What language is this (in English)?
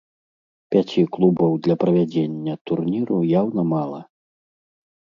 Belarusian